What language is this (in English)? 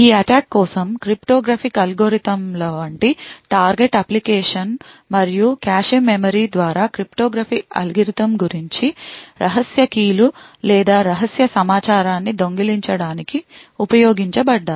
Telugu